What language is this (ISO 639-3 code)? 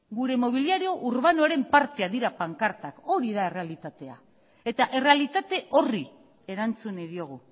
eus